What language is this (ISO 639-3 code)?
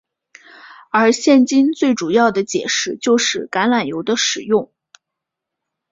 zho